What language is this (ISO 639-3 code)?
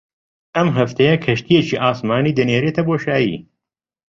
ckb